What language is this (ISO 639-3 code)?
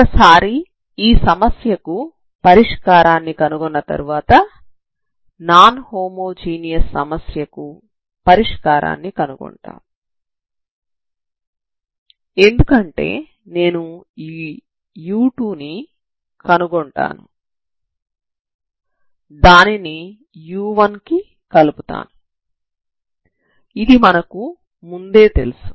tel